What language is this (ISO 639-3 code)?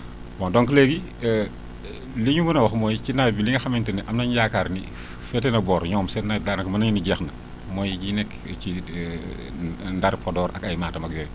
wol